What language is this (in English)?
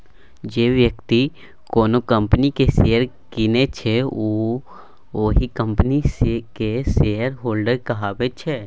Maithili